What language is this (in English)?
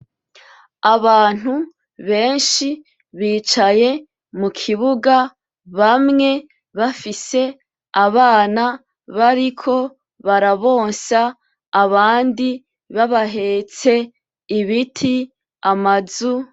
Rundi